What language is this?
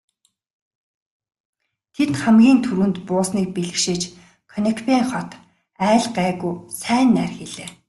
Mongolian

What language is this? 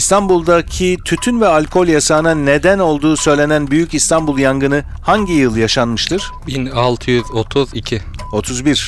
Turkish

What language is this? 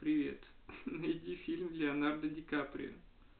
Russian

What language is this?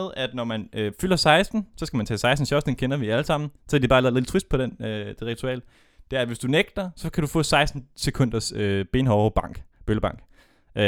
Danish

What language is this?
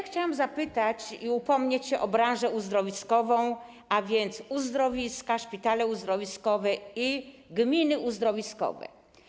Polish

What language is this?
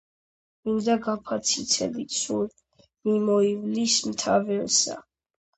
Georgian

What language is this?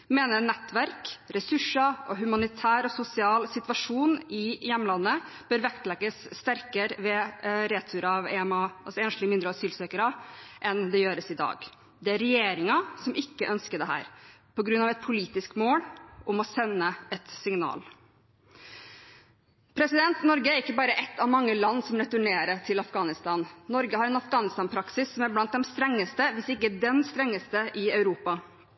Norwegian Bokmål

